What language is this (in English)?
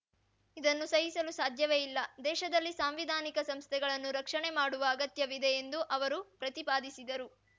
Kannada